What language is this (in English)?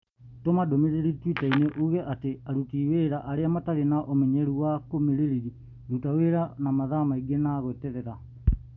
Kikuyu